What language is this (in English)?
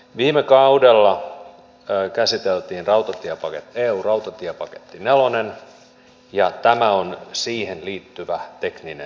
Finnish